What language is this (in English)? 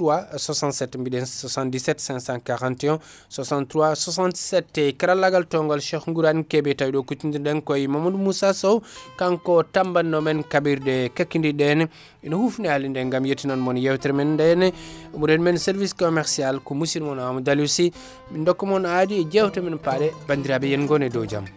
Fula